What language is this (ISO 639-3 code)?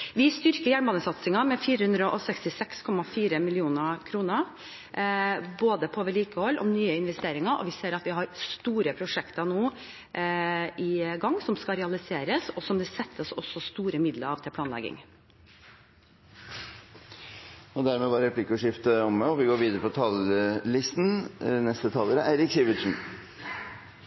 nor